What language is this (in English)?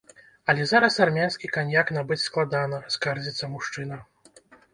Belarusian